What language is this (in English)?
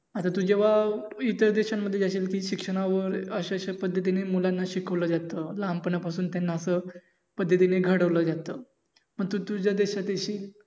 Marathi